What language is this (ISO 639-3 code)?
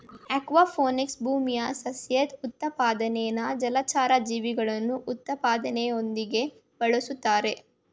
kan